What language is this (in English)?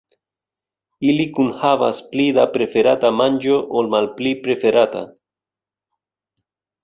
Esperanto